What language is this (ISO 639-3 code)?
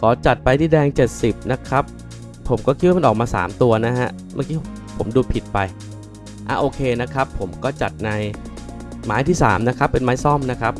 tha